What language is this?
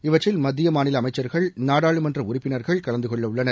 Tamil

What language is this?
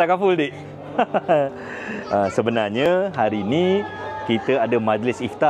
Malay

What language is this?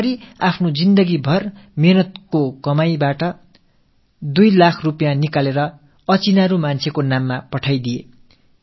Tamil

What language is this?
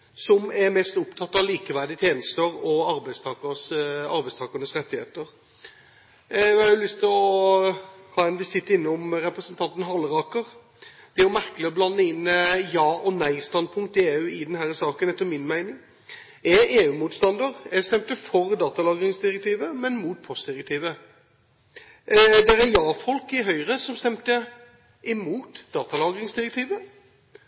Norwegian Bokmål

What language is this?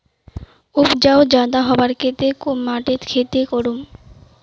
Magahi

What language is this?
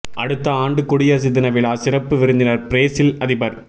Tamil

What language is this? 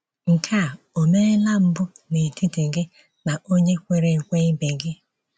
Igbo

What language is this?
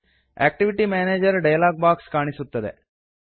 Kannada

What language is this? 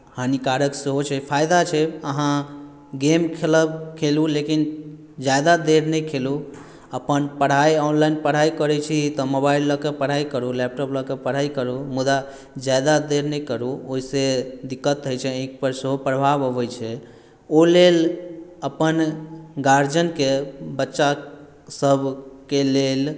Maithili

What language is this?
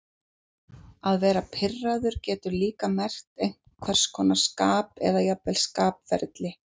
Icelandic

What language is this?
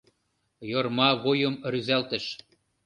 Mari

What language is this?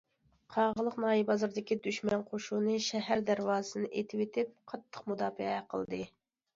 Uyghur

